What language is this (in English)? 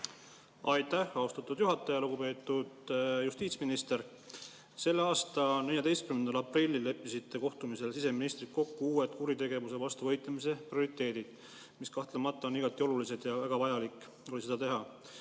Estonian